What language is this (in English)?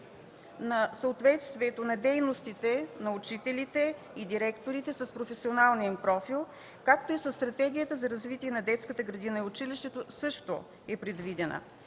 Bulgarian